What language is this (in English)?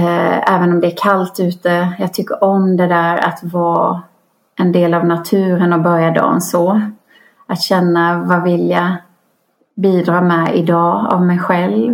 Swedish